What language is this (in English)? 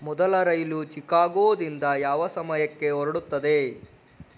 Kannada